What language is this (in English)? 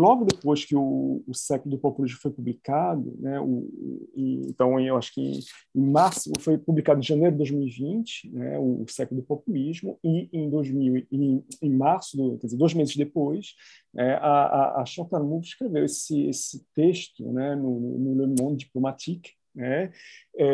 Portuguese